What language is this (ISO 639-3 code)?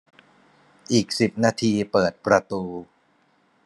tha